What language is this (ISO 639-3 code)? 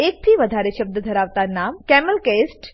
guj